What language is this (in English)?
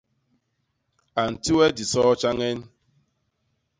Basaa